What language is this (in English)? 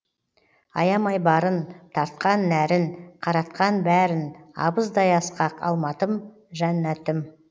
Kazakh